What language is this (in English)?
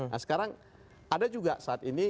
Indonesian